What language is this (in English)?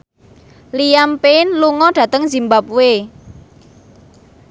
Javanese